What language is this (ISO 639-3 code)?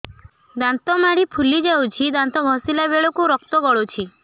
ori